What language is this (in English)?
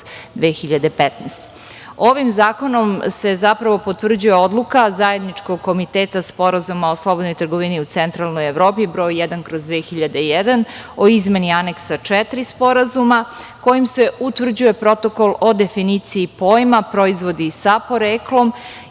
Serbian